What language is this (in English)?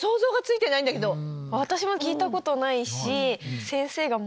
Japanese